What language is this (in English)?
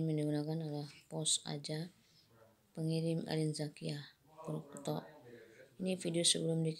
Indonesian